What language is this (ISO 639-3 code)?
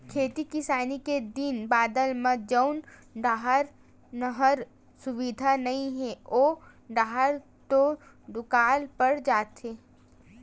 hne